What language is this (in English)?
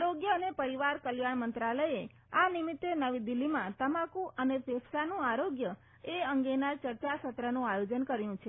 Gujarati